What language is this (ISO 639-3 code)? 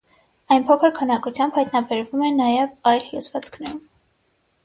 hye